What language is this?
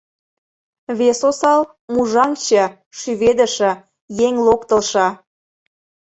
Mari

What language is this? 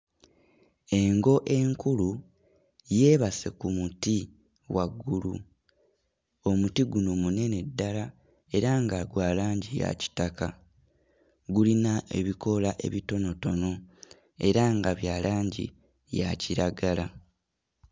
Ganda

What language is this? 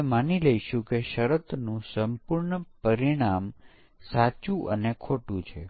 Gujarati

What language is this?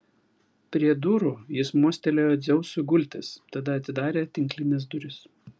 Lithuanian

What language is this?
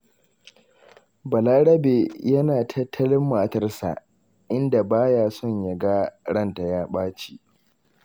Hausa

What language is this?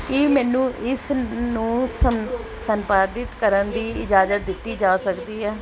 Punjabi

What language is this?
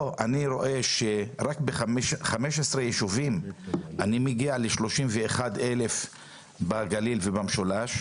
Hebrew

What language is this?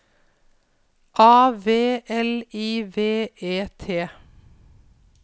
Norwegian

